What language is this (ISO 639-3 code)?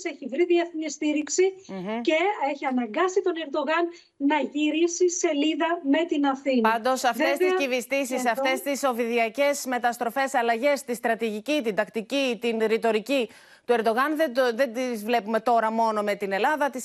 ell